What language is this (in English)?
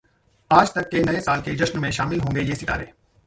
Hindi